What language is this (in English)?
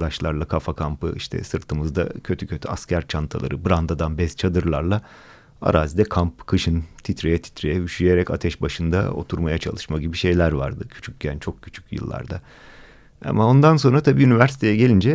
Turkish